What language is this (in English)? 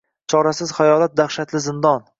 Uzbek